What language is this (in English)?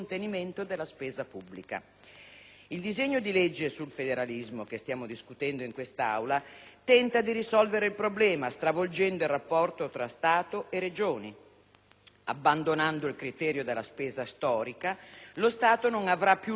Italian